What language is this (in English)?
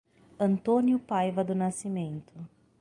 Portuguese